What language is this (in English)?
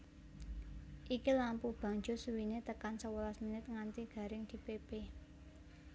Javanese